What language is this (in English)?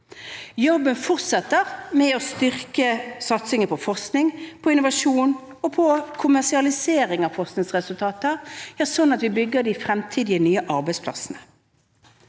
Norwegian